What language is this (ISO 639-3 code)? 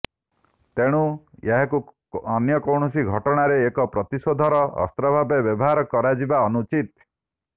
ori